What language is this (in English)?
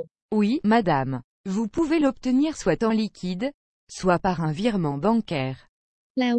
Thai